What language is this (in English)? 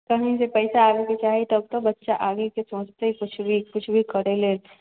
Maithili